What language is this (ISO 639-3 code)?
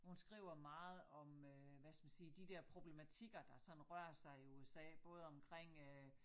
dan